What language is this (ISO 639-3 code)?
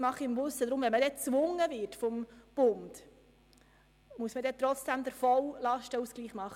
gsw